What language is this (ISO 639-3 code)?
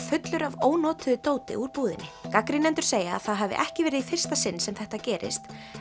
isl